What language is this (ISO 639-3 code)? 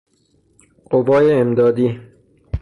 fas